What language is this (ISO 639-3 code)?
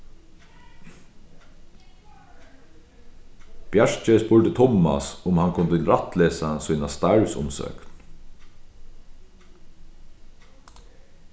fao